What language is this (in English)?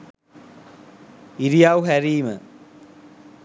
Sinhala